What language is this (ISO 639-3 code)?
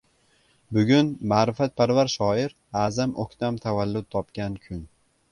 uzb